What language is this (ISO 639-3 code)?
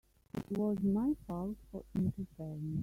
eng